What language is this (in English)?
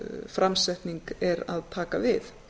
Icelandic